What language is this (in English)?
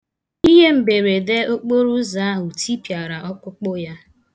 Igbo